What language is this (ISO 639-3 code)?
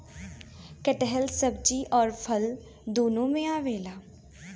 bho